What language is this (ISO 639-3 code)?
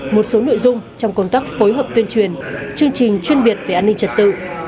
vie